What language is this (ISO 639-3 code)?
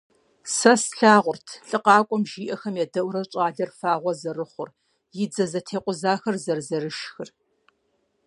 kbd